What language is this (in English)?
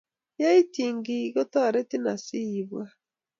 Kalenjin